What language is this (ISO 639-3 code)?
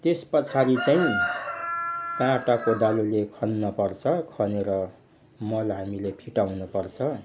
nep